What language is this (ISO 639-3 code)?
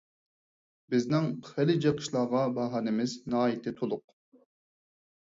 uig